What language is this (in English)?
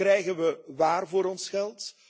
Dutch